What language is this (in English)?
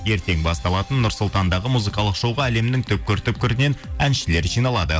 Kazakh